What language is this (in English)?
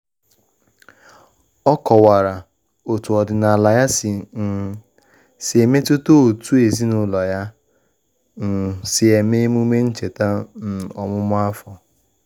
Igbo